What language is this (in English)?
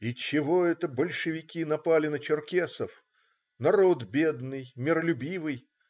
Russian